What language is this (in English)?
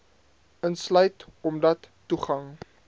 Afrikaans